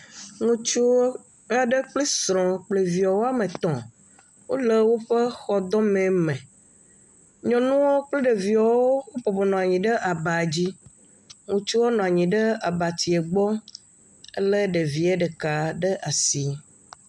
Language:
Ewe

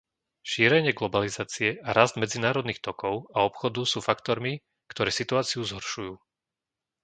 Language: Slovak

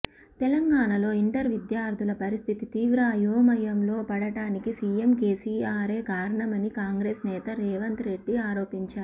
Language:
Telugu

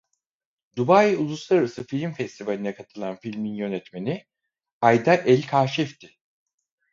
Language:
Turkish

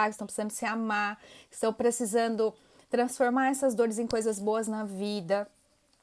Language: Portuguese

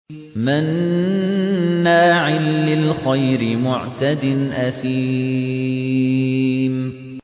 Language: Arabic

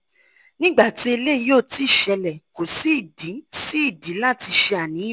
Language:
Yoruba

